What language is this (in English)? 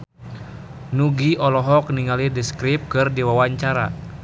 Sundanese